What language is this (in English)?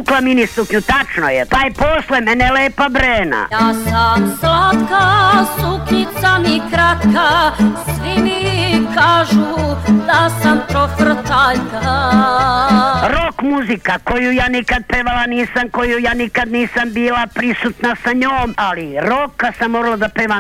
Croatian